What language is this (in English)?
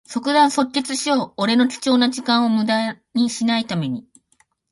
Japanese